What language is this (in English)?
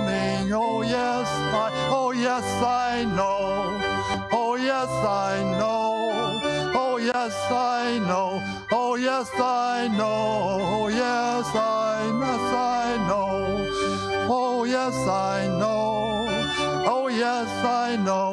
English